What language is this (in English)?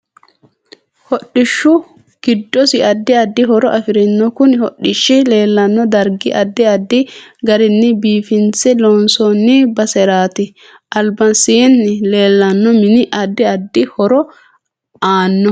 Sidamo